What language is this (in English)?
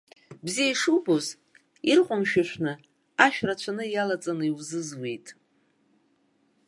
Abkhazian